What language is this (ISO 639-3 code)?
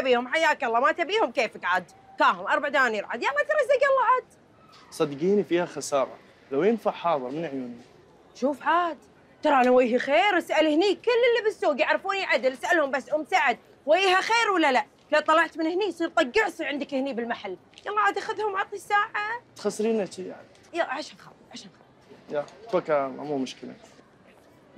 ara